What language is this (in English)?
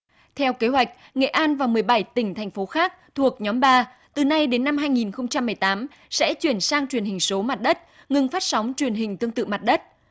Vietnamese